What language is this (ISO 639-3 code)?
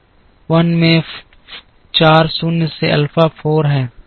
hin